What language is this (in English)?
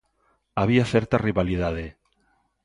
Galician